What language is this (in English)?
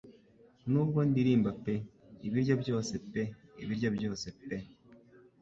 Kinyarwanda